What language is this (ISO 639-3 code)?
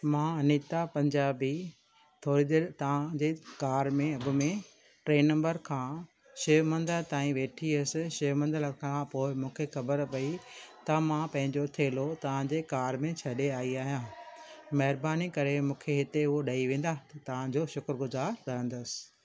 snd